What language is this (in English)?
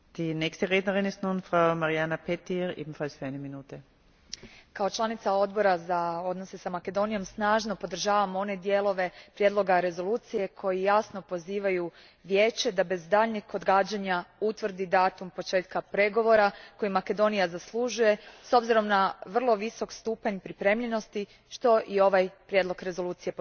Croatian